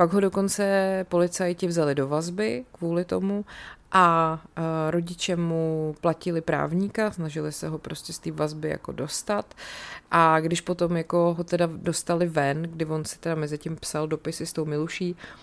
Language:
Czech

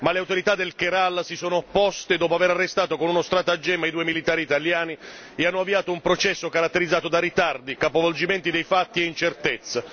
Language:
Italian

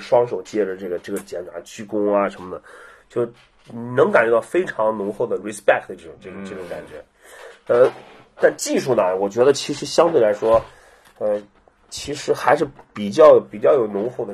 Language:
Chinese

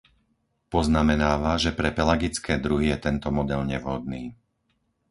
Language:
Slovak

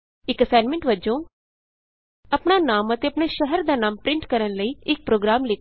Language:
Punjabi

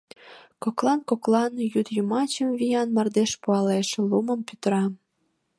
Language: Mari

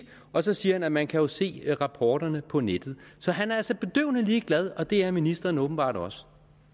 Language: Danish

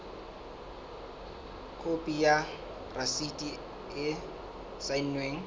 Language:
Southern Sotho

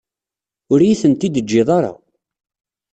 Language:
Kabyle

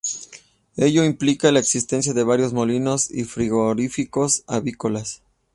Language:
Spanish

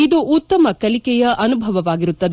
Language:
Kannada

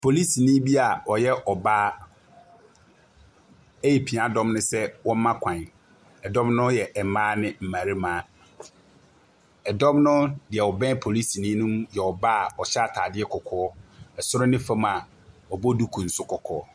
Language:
Akan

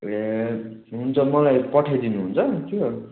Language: Nepali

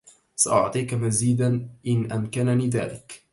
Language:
Arabic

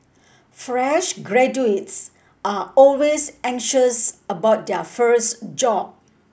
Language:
English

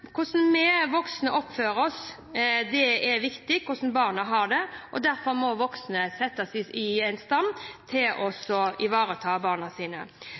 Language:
Norwegian Bokmål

